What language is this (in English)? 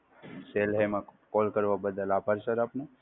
Gujarati